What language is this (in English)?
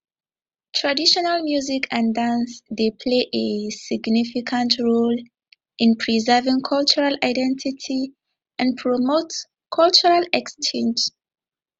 Nigerian Pidgin